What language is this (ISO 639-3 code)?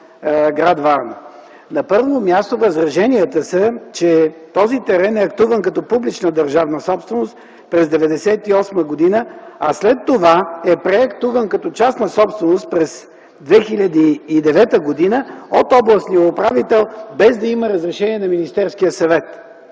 bul